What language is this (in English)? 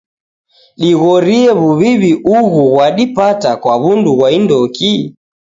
Taita